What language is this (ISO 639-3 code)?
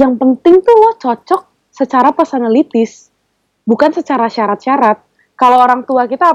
ind